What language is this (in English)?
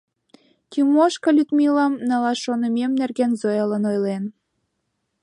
Mari